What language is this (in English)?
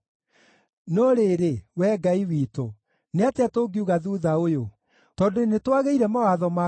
Kikuyu